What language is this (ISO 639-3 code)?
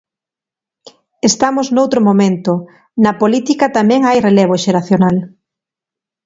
glg